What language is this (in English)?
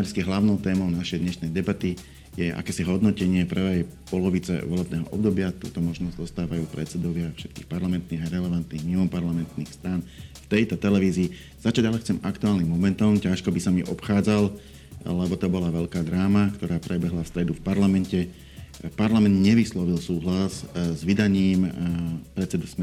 Slovak